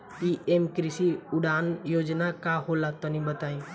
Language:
Bhojpuri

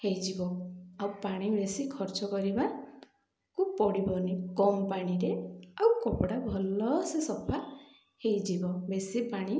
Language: Odia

